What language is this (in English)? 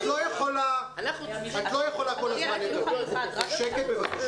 Hebrew